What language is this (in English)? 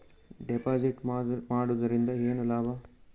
Kannada